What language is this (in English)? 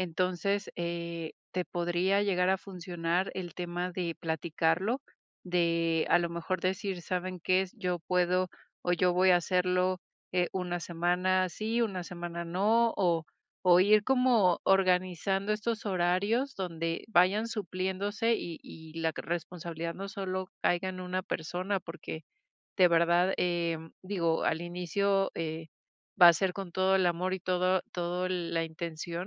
Spanish